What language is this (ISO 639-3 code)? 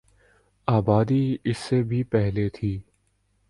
urd